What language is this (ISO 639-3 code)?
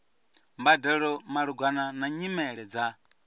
ven